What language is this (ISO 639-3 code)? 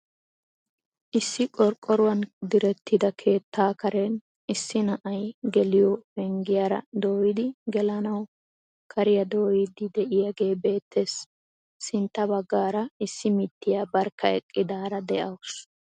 wal